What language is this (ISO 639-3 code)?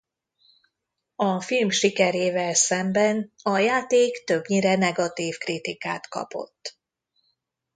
hun